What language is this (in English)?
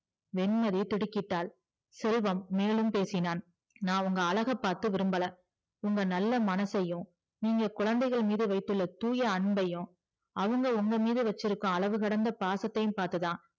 Tamil